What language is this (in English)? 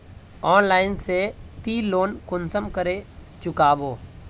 Magahi